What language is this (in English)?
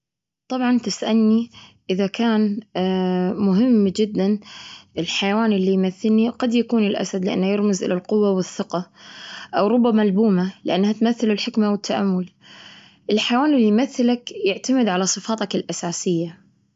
Gulf Arabic